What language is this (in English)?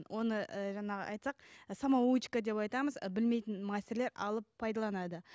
Kazakh